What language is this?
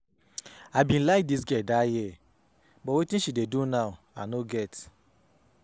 Nigerian Pidgin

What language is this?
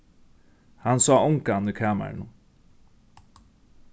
Faroese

